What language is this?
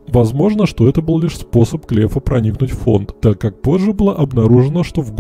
Russian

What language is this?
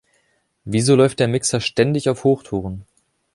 German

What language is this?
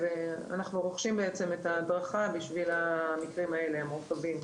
Hebrew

